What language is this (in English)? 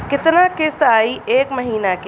Bhojpuri